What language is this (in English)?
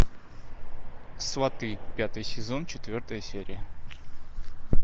Russian